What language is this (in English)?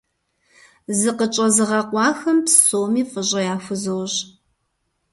Kabardian